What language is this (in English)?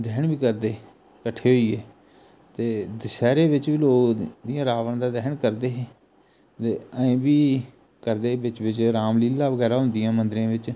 Dogri